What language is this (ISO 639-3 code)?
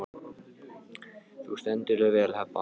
isl